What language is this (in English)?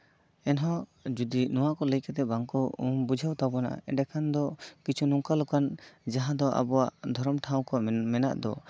Santali